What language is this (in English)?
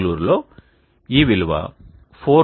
Telugu